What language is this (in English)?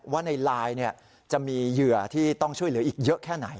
Thai